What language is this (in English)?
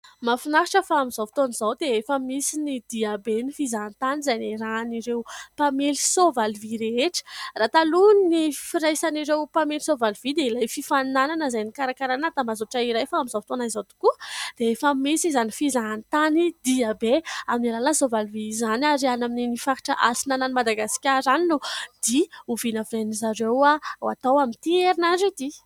Malagasy